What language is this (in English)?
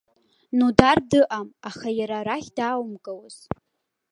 Abkhazian